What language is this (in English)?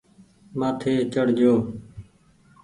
Goaria